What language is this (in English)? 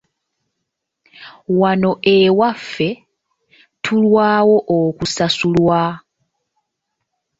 Ganda